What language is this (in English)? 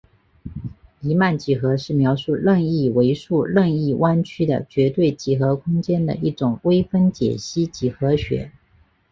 Chinese